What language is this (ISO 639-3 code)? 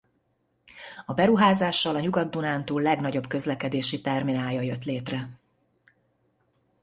hun